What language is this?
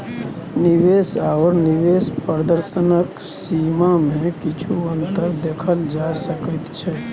Maithili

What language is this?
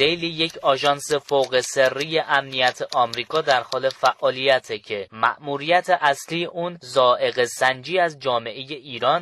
Persian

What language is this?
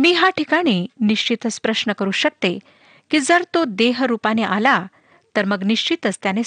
Marathi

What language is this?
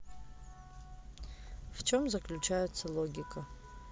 Russian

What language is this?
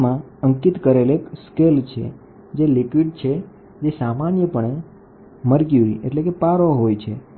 Gujarati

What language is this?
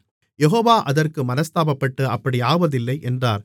Tamil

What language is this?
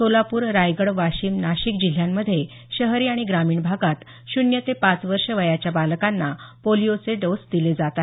Marathi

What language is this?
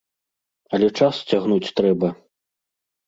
Belarusian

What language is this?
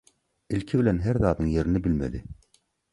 Turkmen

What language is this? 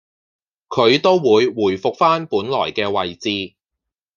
Cantonese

